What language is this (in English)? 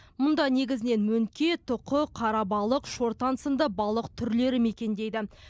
Kazakh